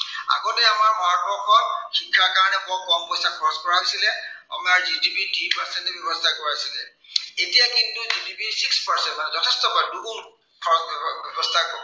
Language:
Assamese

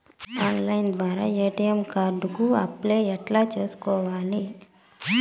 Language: Telugu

